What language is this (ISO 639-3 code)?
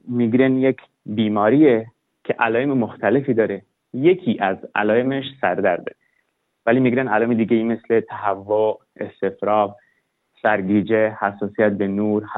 fas